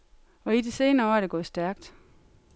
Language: Danish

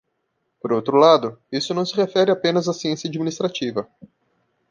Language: Portuguese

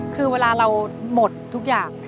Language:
Thai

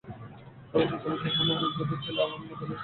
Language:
Bangla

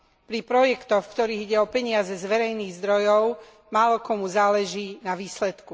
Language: Slovak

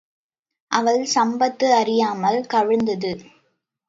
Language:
Tamil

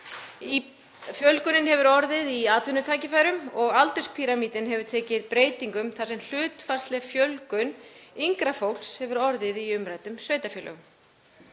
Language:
Icelandic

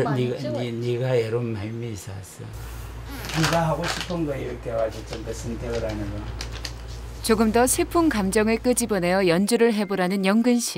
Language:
Korean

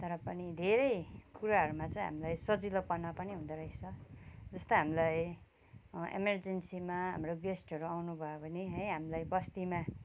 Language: Nepali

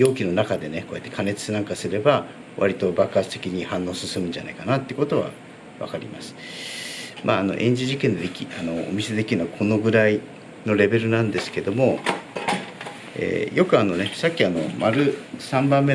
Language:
Japanese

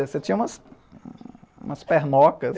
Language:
Portuguese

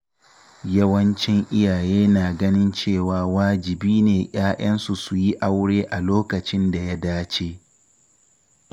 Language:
Hausa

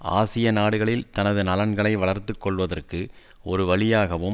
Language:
Tamil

